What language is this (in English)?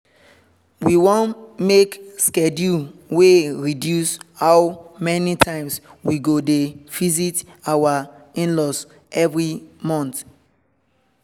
Nigerian Pidgin